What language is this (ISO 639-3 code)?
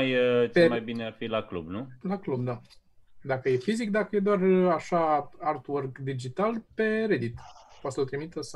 ron